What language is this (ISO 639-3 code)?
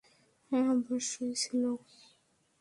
ben